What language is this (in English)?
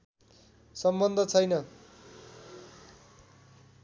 Nepali